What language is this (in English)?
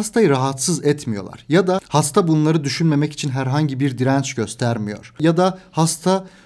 Turkish